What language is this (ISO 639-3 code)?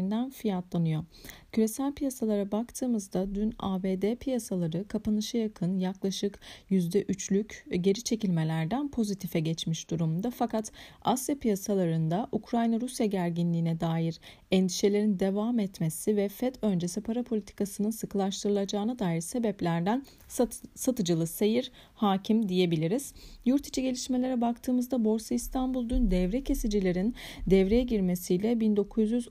tur